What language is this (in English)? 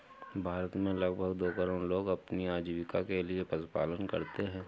Hindi